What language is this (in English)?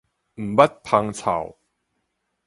Min Nan Chinese